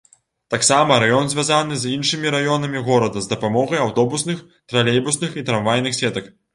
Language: Belarusian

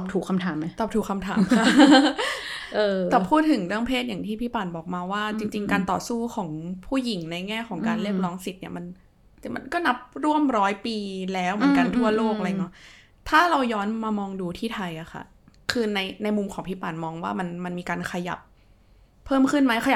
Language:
Thai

